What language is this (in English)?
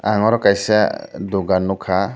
Kok Borok